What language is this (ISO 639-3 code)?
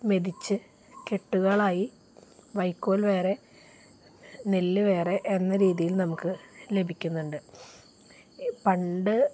mal